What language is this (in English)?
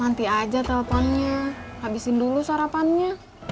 Indonesian